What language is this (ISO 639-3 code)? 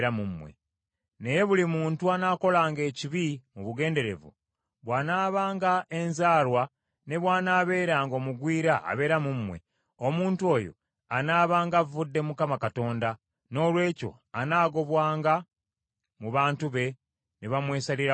lug